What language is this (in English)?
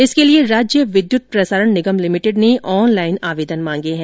Hindi